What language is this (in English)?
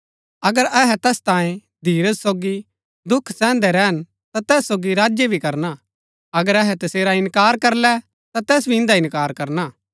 Gaddi